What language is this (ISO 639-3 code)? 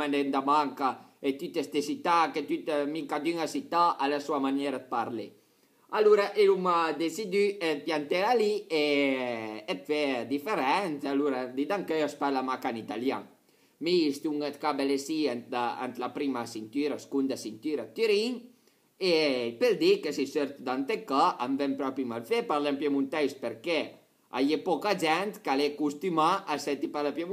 ita